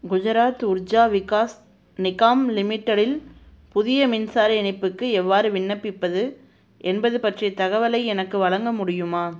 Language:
Tamil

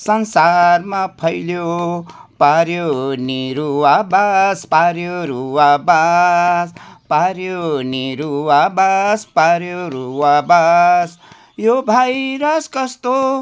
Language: Nepali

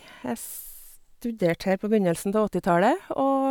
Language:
Norwegian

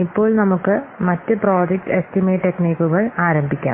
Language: Malayalam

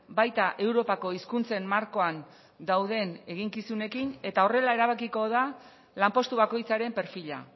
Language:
Basque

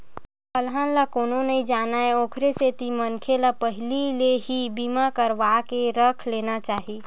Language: Chhattisgarhi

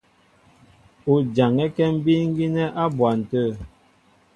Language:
Mbo (Cameroon)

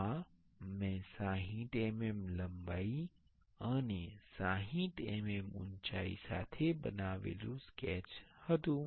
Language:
Gujarati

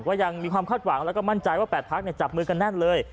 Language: Thai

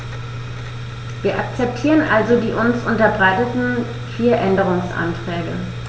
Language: German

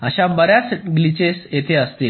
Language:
Marathi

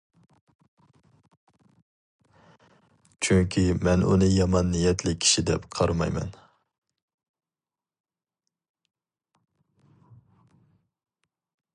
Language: Uyghur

